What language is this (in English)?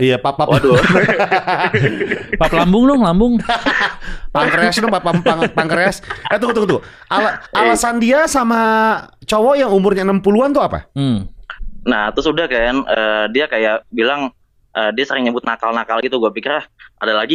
Indonesian